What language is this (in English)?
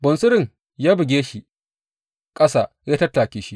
Hausa